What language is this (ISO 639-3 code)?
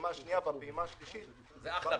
heb